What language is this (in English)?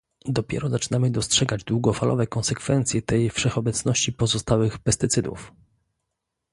Polish